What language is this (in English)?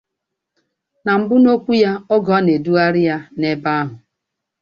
Igbo